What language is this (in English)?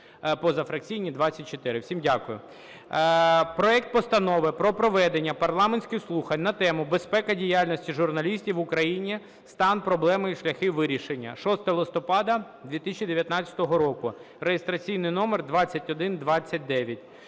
Ukrainian